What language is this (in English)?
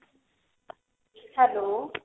Punjabi